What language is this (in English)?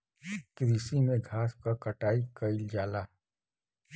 Bhojpuri